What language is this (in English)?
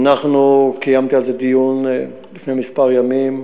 Hebrew